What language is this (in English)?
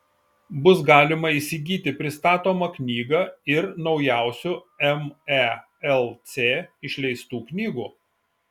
Lithuanian